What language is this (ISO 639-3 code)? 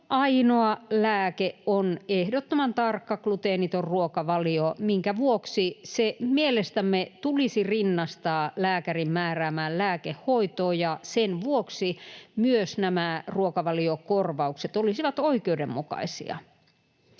fin